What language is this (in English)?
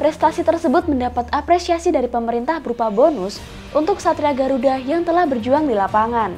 Indonesian